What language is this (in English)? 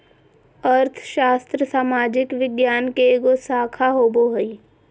Magahi